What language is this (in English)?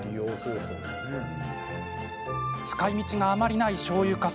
Japanese